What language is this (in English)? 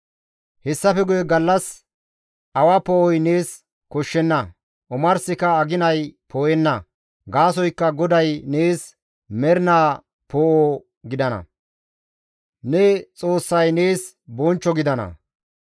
Gamo